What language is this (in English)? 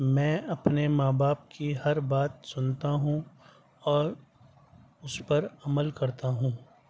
Urdu